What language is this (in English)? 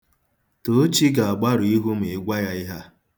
Igbo